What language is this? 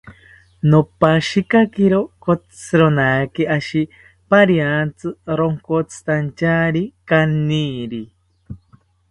South Ucayali Ashéninka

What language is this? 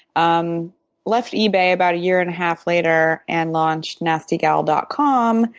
English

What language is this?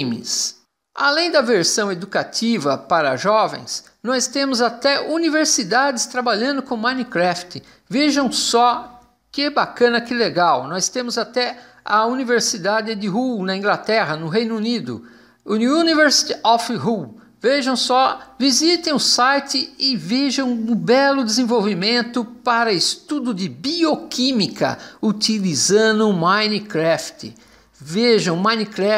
Portuguese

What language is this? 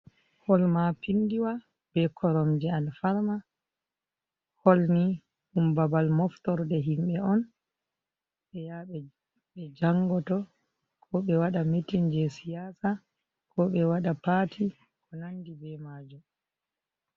Fula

